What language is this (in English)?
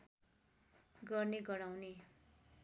Nepali